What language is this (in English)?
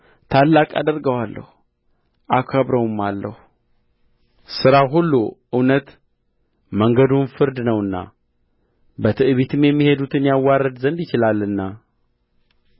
Amharic